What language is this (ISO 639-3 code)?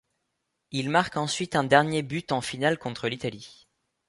fra